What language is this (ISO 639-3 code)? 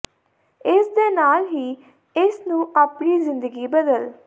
pan